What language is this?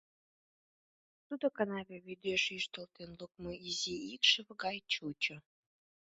Mari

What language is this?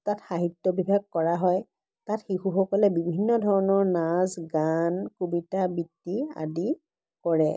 Assamese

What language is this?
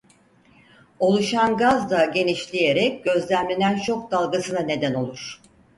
Turkish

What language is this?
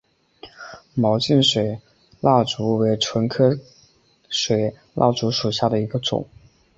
Chinese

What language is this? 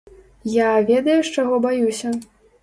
Belarusian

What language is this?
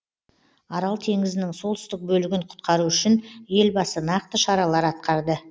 Kazakh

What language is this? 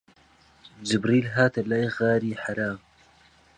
Central Kurdish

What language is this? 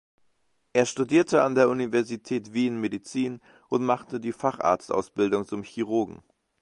German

